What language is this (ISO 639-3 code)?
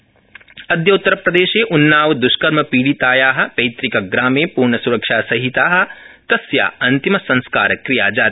san